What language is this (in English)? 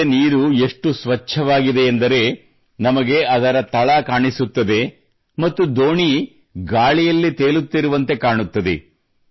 Kannada